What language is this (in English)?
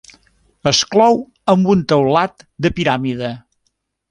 Catalan